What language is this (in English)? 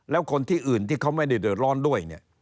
Thai